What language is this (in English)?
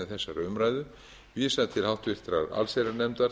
Icelandic